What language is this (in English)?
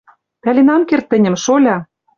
Western Mari